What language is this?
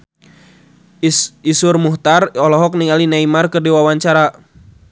Sundanese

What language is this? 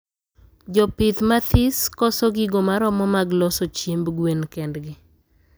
Luo (Kenya and Tanzania)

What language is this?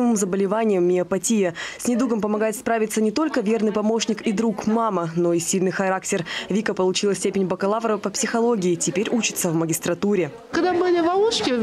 Russian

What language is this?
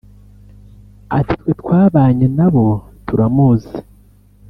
Kinyarwanda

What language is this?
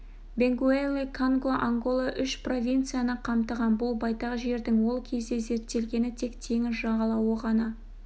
Kazakh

